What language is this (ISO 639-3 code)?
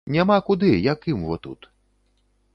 bel